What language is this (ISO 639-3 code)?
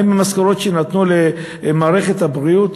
heb